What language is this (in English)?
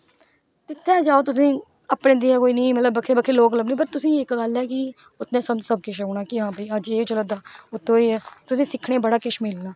Dogri